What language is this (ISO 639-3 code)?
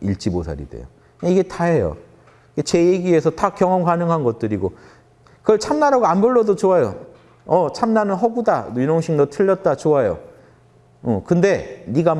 kor